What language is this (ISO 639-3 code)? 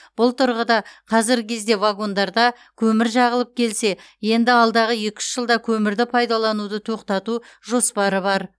kaz